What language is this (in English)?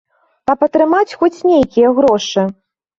Belarusian